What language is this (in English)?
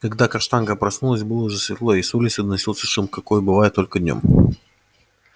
Russian